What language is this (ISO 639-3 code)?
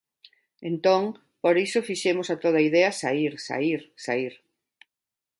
glg